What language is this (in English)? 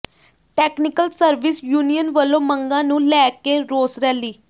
Punjabi